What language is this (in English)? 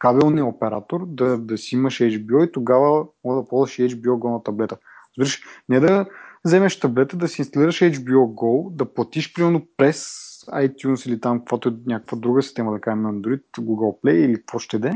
Bulgarian